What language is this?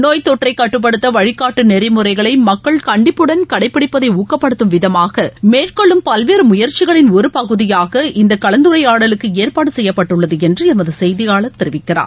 Tamil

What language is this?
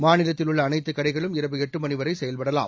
Tamil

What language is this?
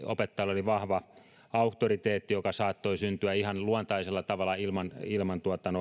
Finnish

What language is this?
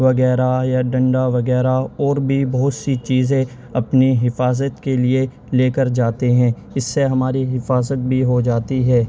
Urdu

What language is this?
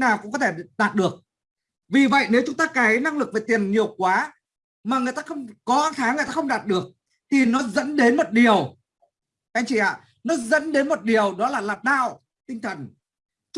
Vietnamese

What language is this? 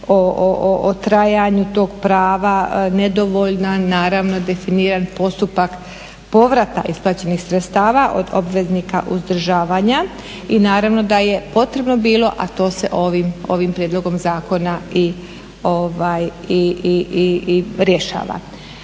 Croatian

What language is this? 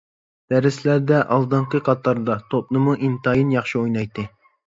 Uyghur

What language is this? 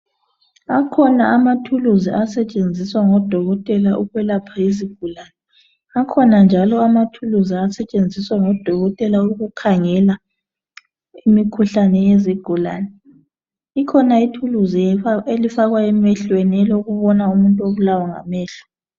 North Ndebele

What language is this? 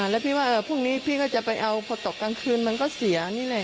Thai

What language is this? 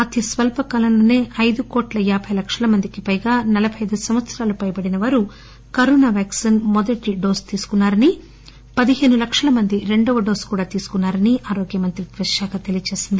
Telugu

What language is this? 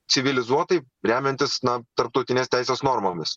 Lithuanian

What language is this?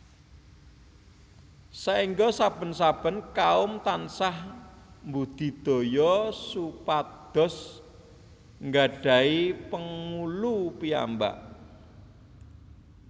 Javanese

